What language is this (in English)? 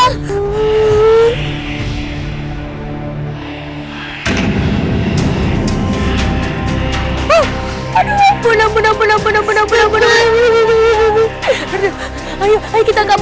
Indonesian